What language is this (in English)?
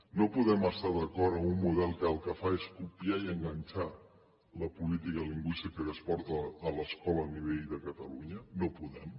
Catalan